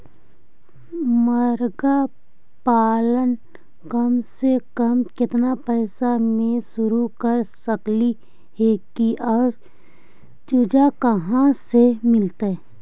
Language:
Magahi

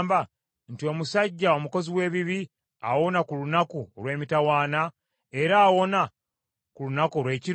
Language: Ganda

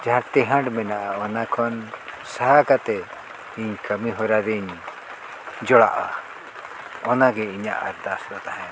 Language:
Santali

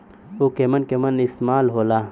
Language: Bhojpuri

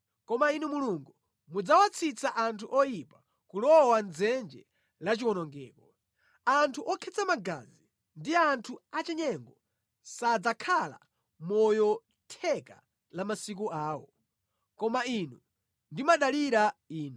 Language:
Nyanja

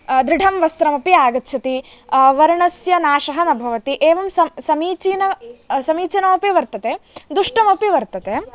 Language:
Sanskrit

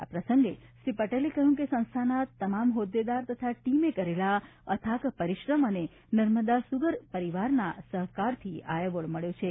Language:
Gujarati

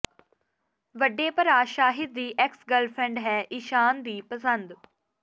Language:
Punjabi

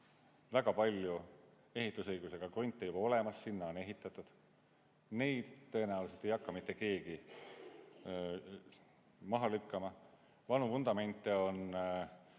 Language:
Estonian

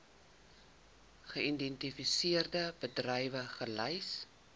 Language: Afrikaans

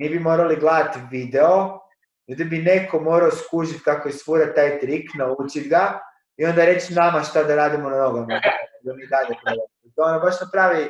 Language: Croatian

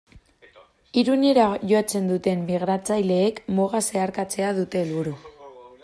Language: Basque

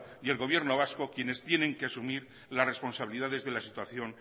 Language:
Spanish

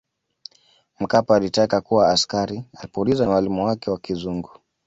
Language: Swahili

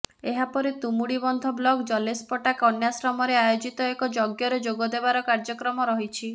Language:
Odia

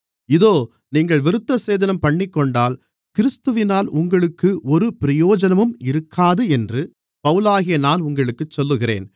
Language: Tamil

